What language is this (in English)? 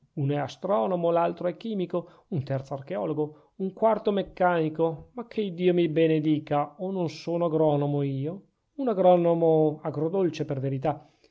Italian